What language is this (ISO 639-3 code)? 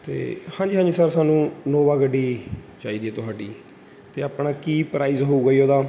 pan